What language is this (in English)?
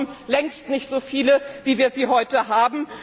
German